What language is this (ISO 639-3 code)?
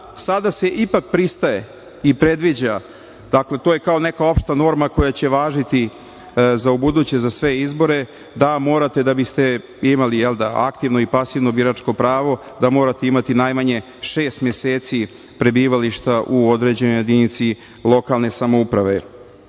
srp